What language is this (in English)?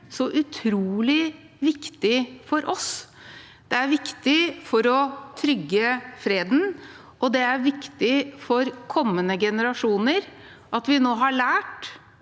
Norwegian